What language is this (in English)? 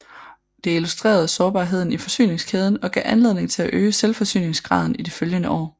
Danish